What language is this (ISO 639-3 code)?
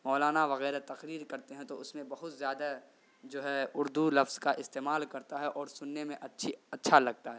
urd